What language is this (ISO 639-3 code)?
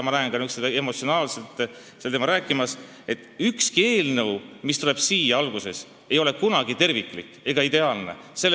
est